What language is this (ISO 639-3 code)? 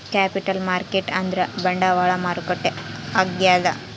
kan